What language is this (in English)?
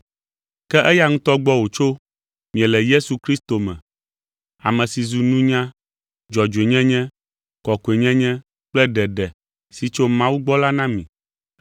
Ewe